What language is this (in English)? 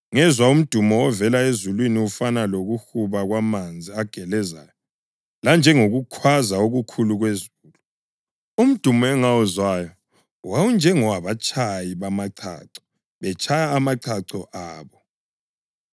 North Ndebele